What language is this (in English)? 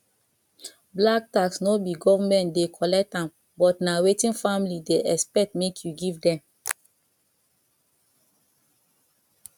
Nigerian Pidgin